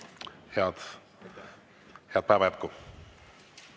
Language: Estonian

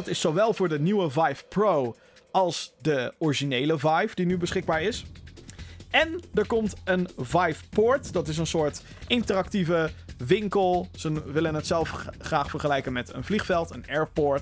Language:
Dutch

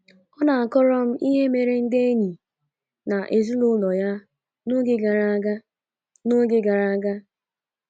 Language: Igbo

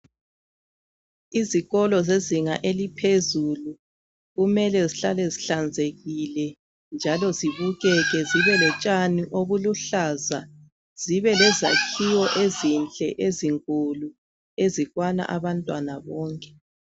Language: North Ndebele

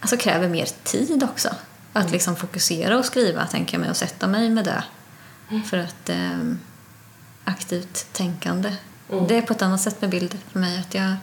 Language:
Swedish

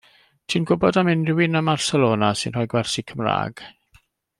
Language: Welsh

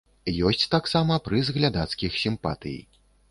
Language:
Belarusian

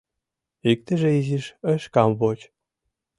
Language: Mari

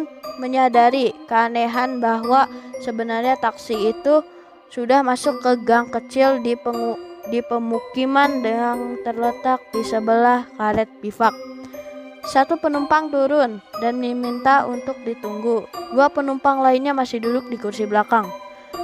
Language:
Indonesian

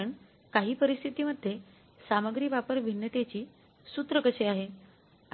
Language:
Marathi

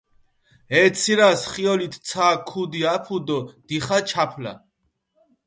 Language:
Mingrelian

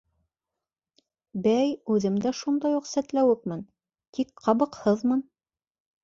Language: Bashkir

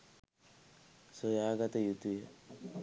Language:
Sinhala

